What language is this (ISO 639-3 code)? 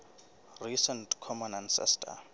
sot